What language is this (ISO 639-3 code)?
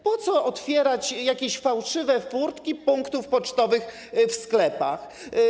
pol